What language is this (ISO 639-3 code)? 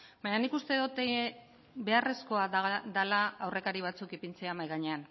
eus